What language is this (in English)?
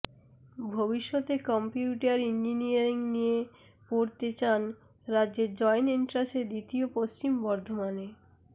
Bangla